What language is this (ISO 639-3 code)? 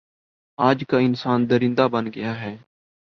urd